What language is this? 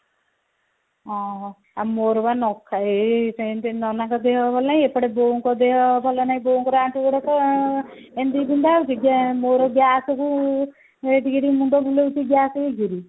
Odia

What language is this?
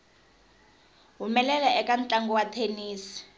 Tsonga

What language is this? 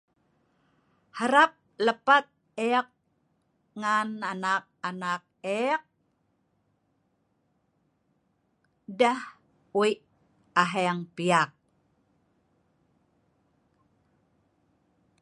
Sa'ban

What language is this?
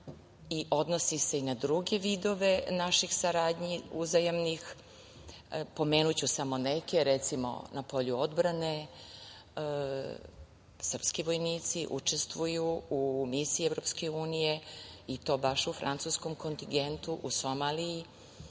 Serbian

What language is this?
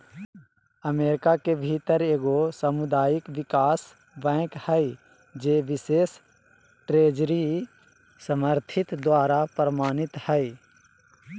Magahi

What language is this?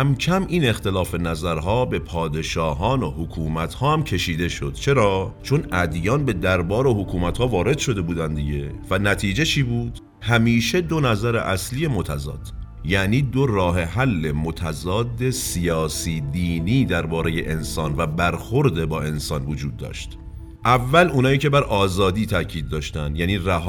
Persian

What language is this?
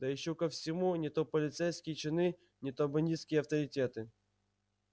Russian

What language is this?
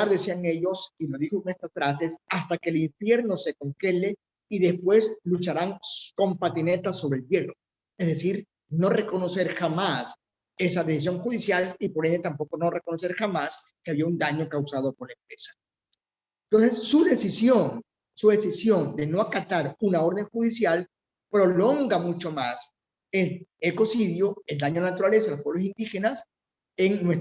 Spanish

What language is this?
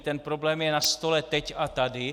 Czech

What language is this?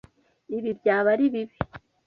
Kinyarwanda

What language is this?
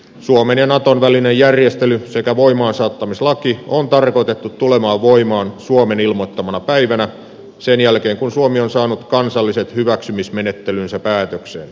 Finnish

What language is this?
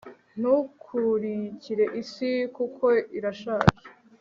Kinyarwanda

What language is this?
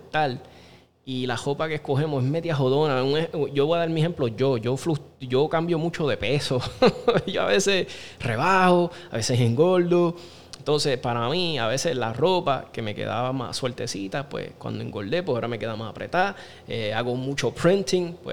Spanish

